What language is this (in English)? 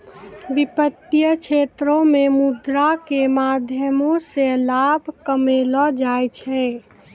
Maithili